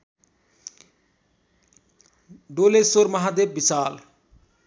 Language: Nepali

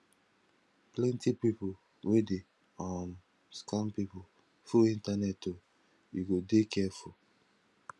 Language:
Nigerian Pidgin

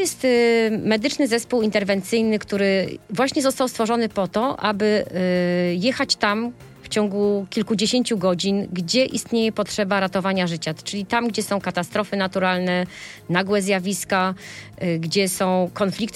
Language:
Polish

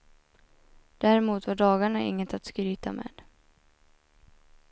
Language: Swedish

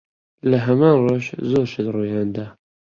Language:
Central Kurdish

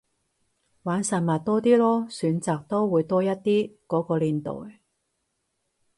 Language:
Cantonese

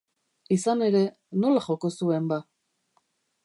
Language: Basque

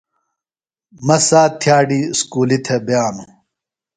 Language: Phalura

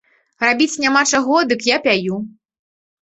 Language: Belarusian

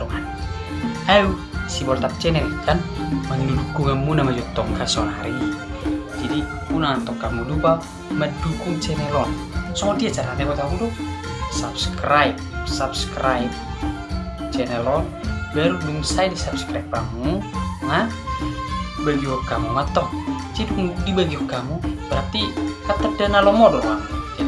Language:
Indonesian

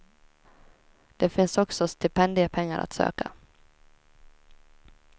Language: Swedish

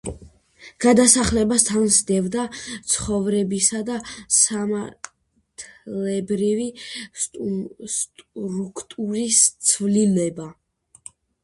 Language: Georgian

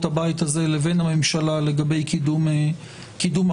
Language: Hebrew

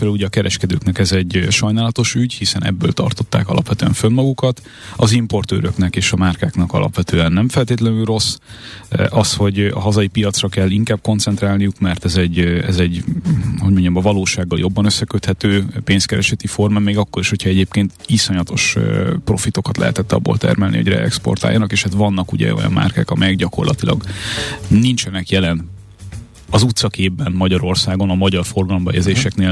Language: Hungarian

